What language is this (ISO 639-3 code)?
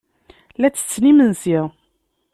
kab